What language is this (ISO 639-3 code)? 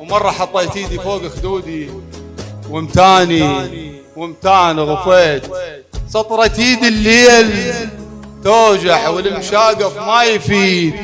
ara